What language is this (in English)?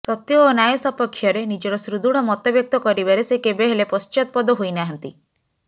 Odia